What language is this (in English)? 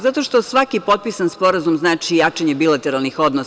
Serbian